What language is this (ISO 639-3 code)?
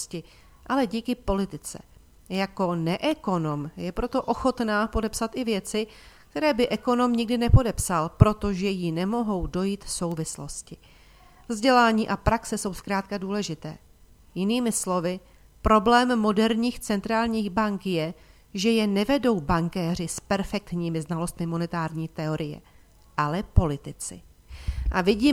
ces